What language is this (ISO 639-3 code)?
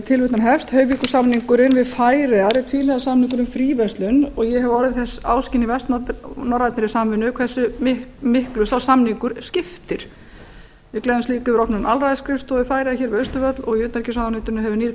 isl